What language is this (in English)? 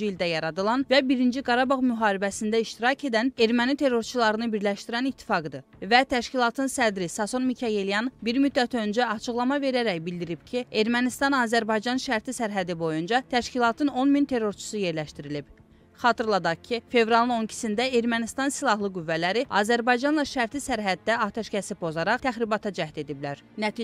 Turkish